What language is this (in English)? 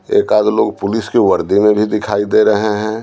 Hindi